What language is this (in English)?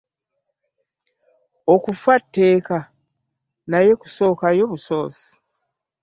Ganda